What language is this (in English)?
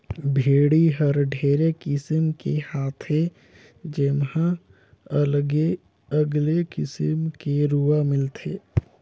Chhattisgarhi